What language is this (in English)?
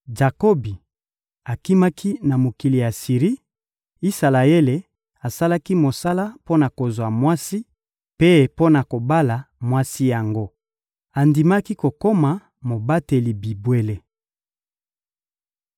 Lingala